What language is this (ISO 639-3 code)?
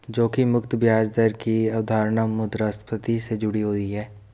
hin